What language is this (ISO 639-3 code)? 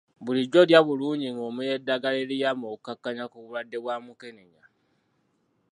lug